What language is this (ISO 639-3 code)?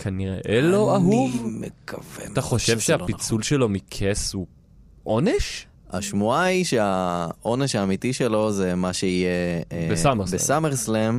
heb